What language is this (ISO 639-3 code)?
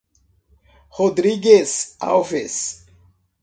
por